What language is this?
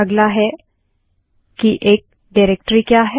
Hindi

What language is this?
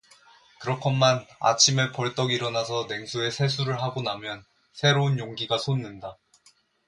Korean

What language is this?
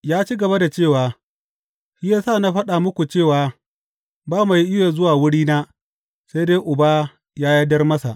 Hausa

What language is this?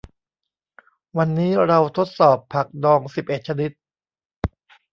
Thai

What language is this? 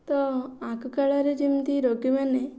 Odia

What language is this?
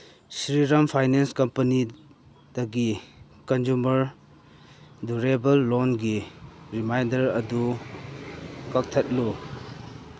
Manipuri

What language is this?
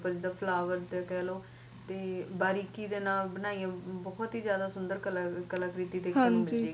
Punjabi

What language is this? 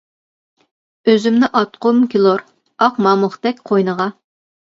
Uyghur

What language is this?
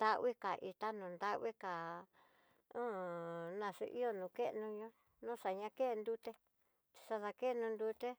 Tidaá Mixtec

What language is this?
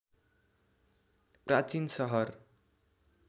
Nepali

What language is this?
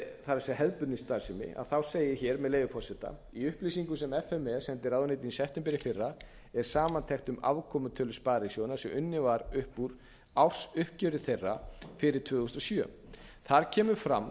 Icelandic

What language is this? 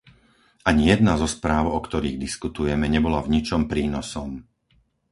Slovak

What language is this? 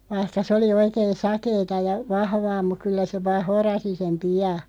Finnish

